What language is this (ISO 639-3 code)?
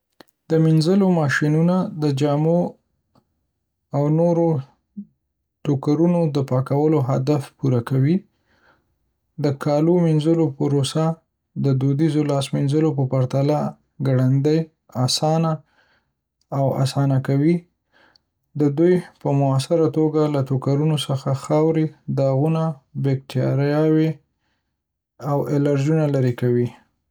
pus